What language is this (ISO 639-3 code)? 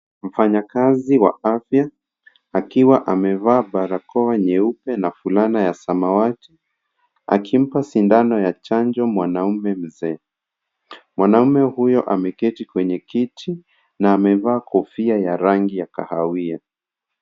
swa